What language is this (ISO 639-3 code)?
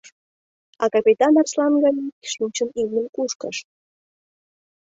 chm